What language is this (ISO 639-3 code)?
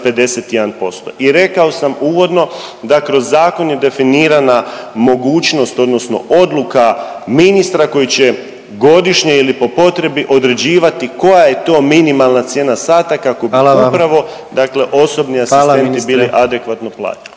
hrv